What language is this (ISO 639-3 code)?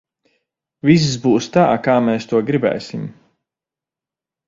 lav